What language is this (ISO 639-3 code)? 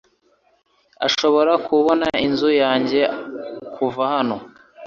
kin